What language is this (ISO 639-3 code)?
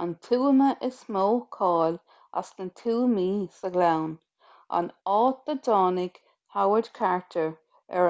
gle